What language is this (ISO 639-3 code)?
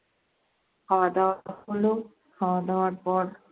ben